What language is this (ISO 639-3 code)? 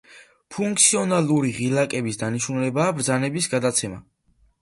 kat